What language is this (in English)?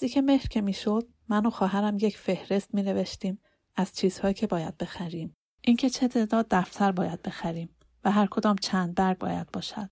Persian